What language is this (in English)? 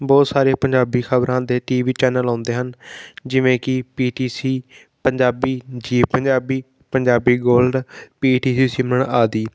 Punjabi